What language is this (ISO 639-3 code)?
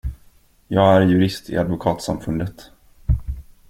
swe